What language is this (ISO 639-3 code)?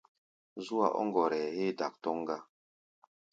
gba